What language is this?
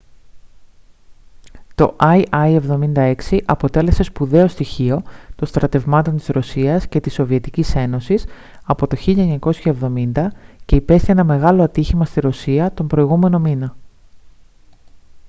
Greek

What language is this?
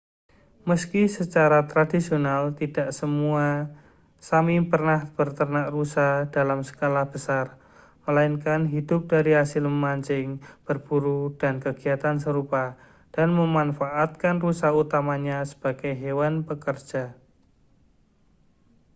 Indonesian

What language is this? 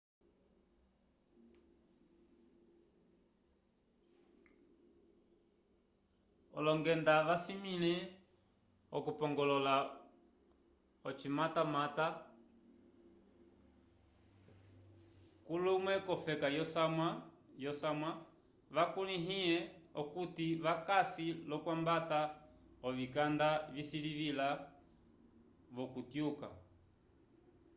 Umbundu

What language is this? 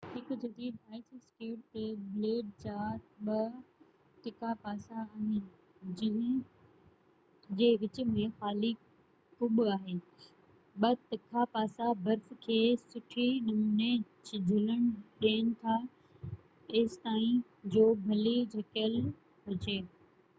Sindhi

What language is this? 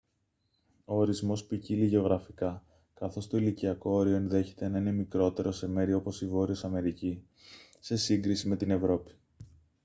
Greek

